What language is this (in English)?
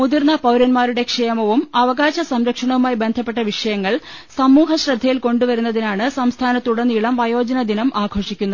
Malayalam